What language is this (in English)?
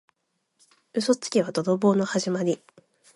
Japanese